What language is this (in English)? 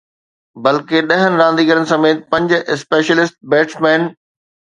Sindhi